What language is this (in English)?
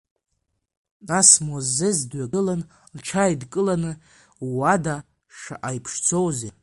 Abkhazian